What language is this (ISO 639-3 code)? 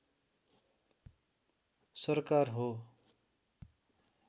nep